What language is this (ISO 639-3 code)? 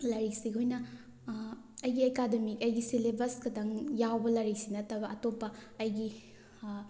mni